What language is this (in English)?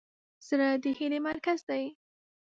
Pashto